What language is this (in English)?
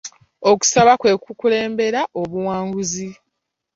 Ganda